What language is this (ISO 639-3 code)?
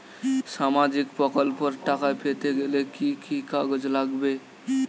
ben